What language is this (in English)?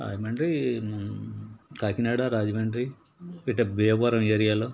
Telugu